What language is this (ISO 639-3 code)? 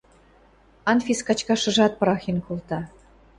mrj